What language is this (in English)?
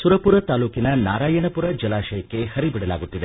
Kannada